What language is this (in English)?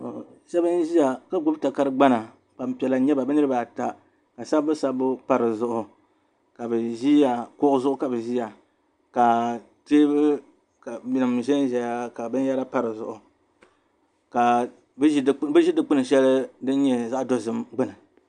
Dagbani